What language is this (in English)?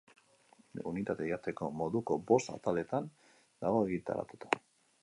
Basque